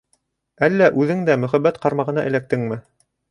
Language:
Bashkir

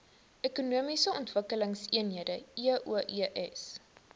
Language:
Afrikaans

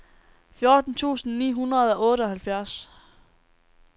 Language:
Danish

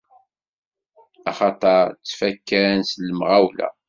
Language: Kabyle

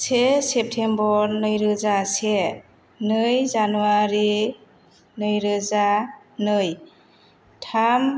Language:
Bodo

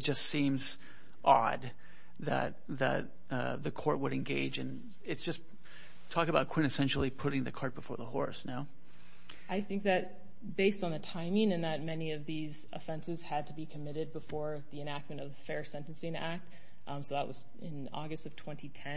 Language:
English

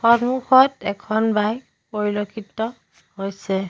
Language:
Assamese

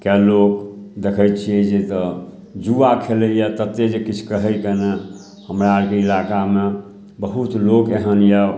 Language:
Maithili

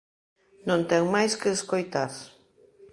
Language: Galician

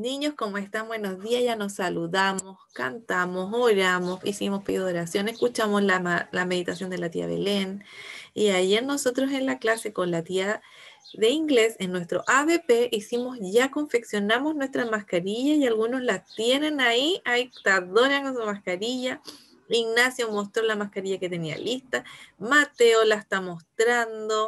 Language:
Spanish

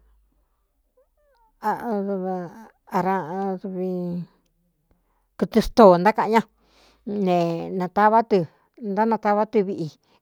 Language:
Cuyamecalco Mixtec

